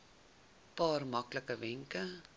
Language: Afrikaans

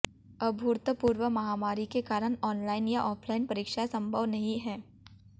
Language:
Hindi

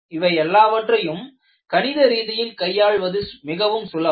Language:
Tamil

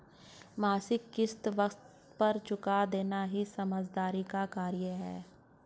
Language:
Hindi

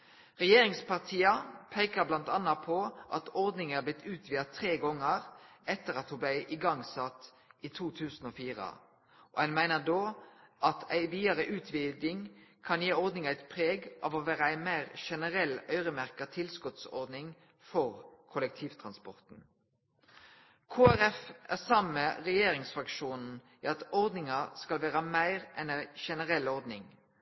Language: Norwegian Nynorsk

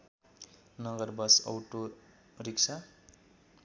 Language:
Nepali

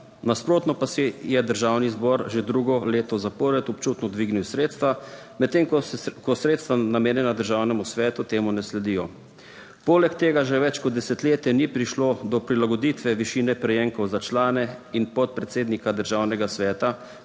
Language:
Slovenian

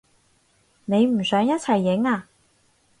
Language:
Cantonese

